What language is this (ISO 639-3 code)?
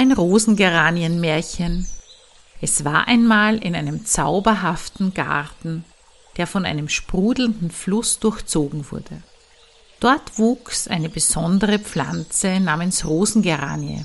deu